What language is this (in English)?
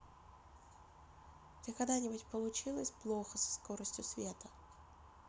Russian